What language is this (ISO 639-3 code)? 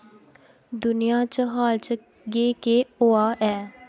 doi